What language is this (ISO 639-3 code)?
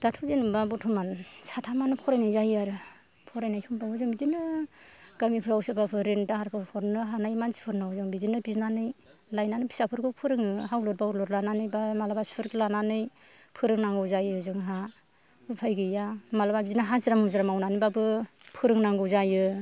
brx